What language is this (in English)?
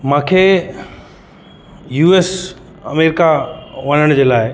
Sindhi